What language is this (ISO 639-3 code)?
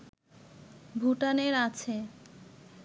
ben